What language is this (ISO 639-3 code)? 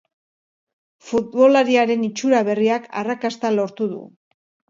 eus